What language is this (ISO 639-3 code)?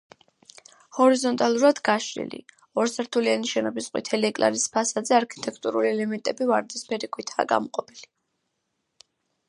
kat